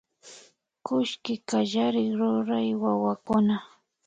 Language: Imbabura Highland Quichua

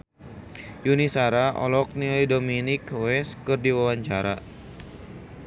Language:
Sundanese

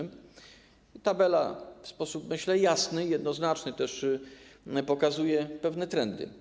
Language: Polish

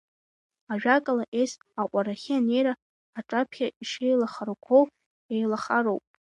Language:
Abkhazian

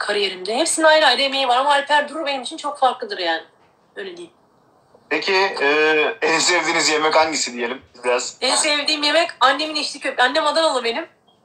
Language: Turkish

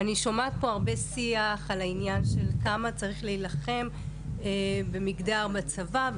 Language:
Hebrew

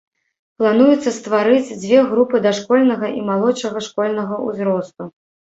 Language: Belarusian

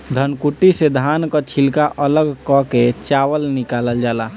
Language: Bhojpuri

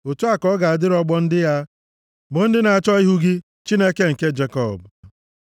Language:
Igbo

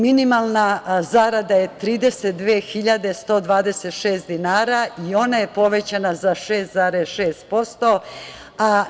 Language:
Serbian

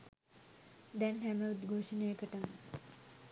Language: Sinhala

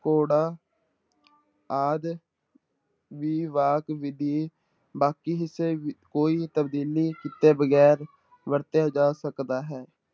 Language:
Punjabi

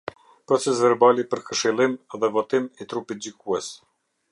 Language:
Albanian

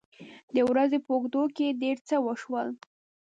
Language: Pashto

